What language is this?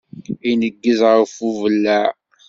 Kabyle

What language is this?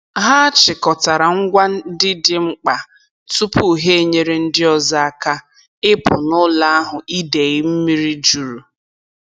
Igbo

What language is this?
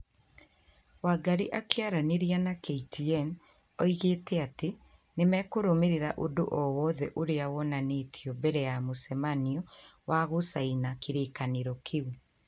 Kikuyu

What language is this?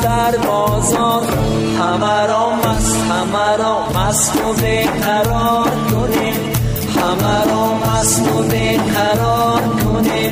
Persian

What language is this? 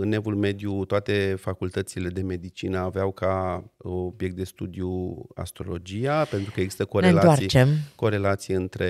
Romanian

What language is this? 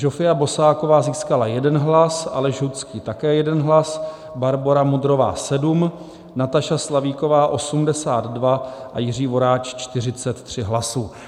Czech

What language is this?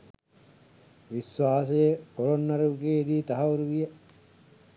Sinhala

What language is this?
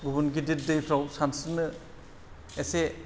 Bodo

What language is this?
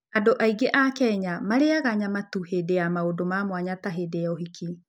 Kikuyu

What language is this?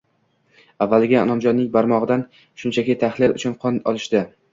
Uzbek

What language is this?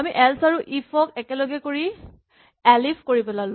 Assamese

